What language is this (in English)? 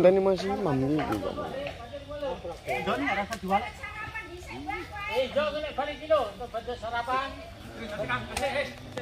Indonesian